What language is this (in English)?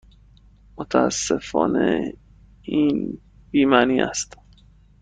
Persian